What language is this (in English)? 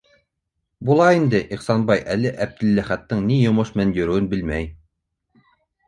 Bashkir